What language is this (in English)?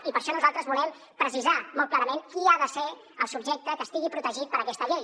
Catalan